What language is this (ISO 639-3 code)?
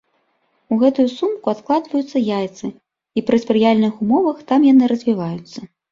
bel